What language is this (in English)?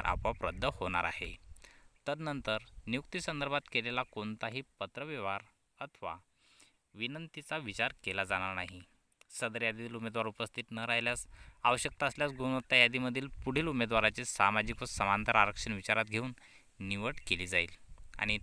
Hindi